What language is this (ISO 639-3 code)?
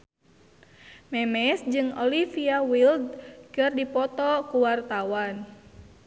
sun